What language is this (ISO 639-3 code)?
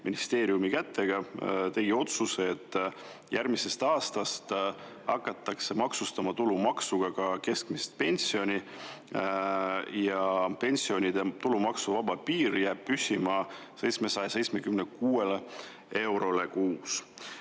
est